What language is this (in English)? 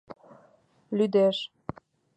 Mari